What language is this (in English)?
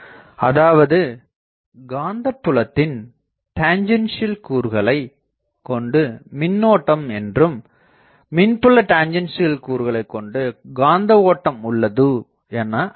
Tamil